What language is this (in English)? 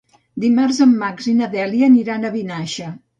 Catalan